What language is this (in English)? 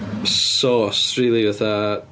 Welsh